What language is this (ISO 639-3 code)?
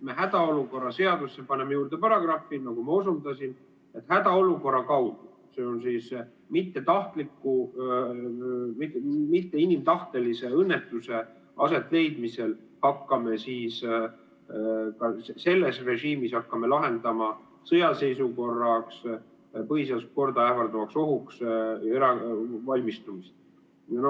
est